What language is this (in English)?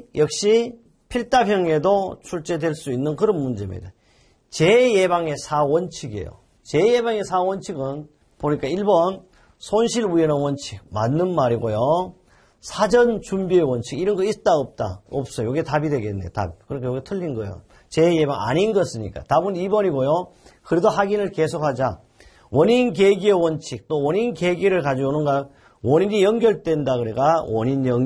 Korean